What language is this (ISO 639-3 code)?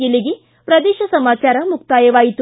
kan